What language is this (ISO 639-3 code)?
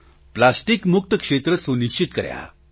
guj